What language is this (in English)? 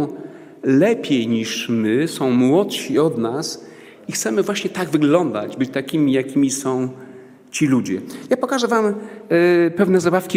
Polish